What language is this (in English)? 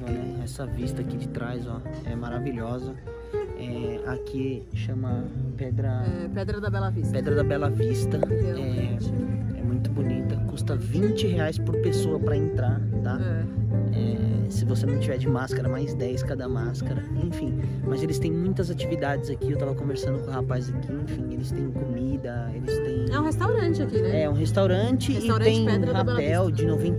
Portuguese